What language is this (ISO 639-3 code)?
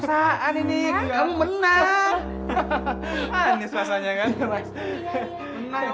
ind